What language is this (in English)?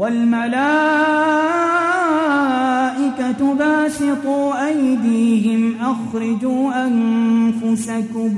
Arabic